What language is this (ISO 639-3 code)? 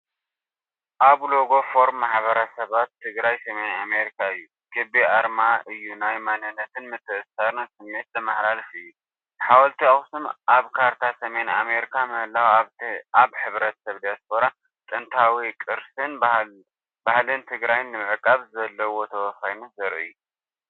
tir